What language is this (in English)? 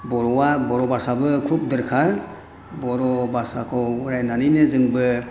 Bodo